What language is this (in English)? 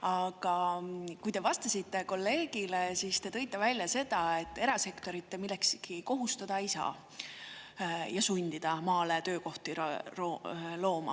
Estonian